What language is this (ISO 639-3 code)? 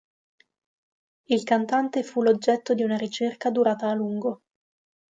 ita